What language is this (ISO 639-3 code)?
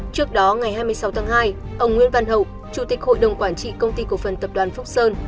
vie